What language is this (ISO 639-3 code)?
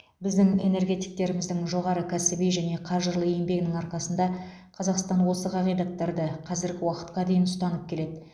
kaz